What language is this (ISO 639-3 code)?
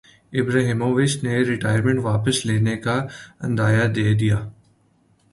urd